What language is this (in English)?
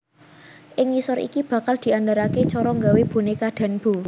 Javanese